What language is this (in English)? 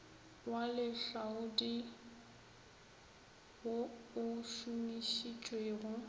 Northern Sotho